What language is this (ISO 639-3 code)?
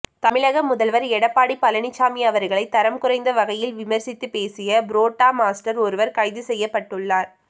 tam